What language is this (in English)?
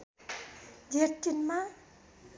Nepali